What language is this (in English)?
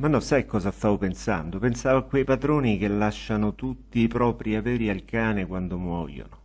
Italian